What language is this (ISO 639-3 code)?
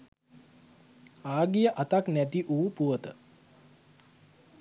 sin